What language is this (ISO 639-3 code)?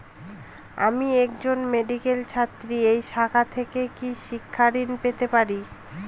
ben